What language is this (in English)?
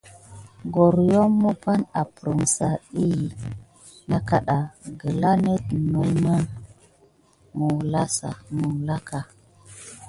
Gidar